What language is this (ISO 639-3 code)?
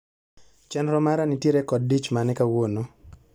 luo